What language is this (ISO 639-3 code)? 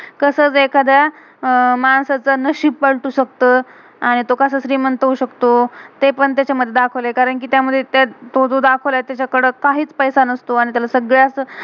mar